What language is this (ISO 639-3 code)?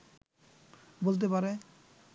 ben